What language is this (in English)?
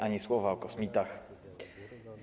Polish